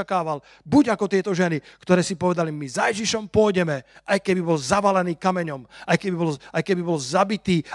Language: Slovak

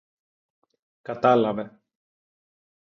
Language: Greek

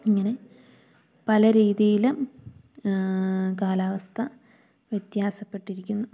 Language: Malayalam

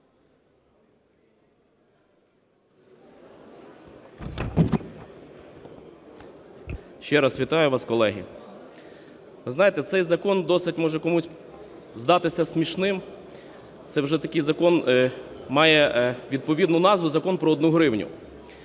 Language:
Ukrainian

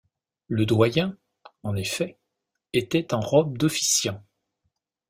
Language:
French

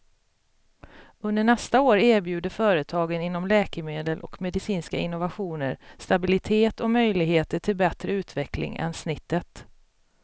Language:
Swedish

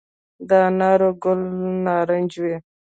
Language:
Pashto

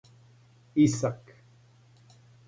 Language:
Serbian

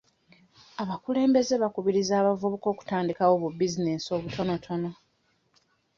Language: Ganda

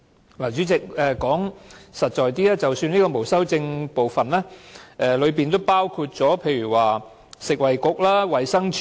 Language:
Cantonese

